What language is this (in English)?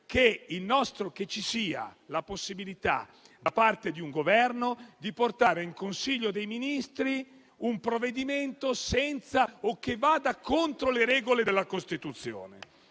Italian